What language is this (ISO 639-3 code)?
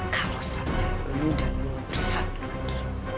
ind